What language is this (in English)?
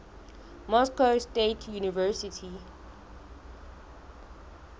Southern Sotho